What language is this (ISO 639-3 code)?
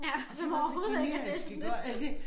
dan